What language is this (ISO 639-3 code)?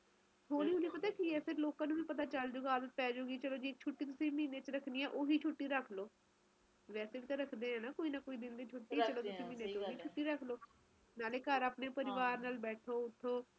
pan